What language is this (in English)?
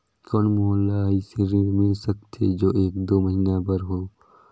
Chhattisgarhi